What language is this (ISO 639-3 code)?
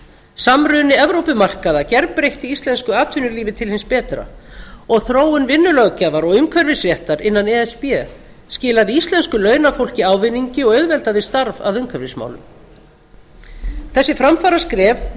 isl